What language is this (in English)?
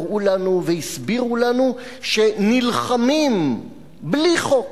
Hebrew